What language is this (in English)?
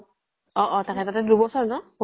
Assamese